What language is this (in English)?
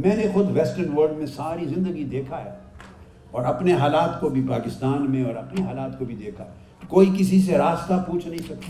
Urdu